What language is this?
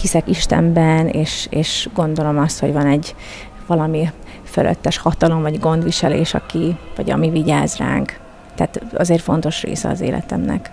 Hungarian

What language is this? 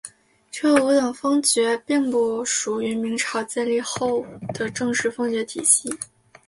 Chinese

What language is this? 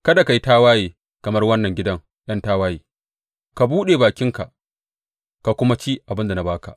Hausa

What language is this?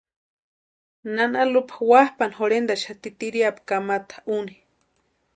Western Highland Purepecha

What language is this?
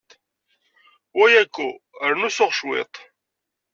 Kabyle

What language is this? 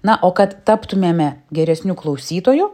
Lithuanian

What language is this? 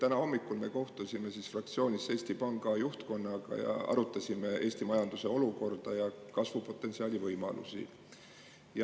Estonian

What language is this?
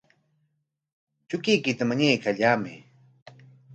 Corongo Ancash Quechua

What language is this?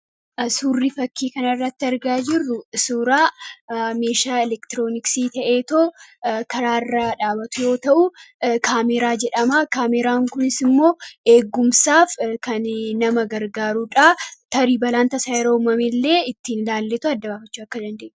Oromo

